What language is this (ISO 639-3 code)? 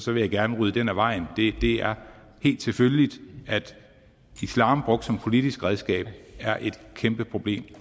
dan